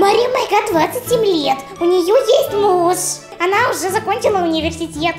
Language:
Russian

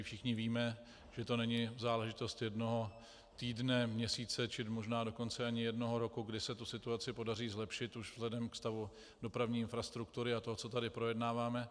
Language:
Czech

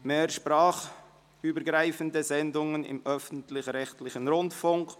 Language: Swiss German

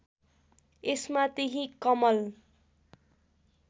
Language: Nepali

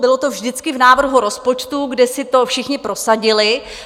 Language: Czech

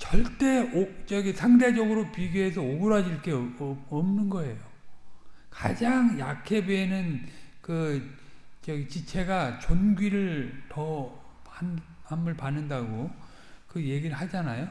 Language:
Korean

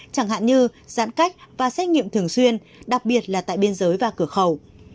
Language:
Vietnamese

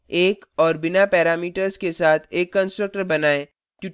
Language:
Hindi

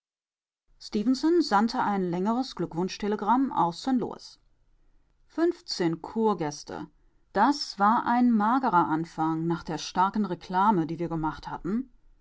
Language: German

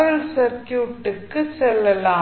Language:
Tamil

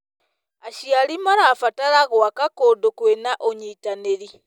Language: Kikuyu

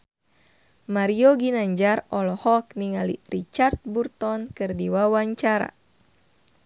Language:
Sundanese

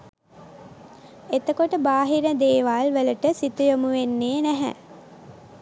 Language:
Sinhala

